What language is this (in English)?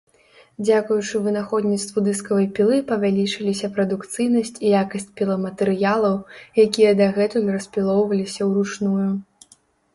Belarusian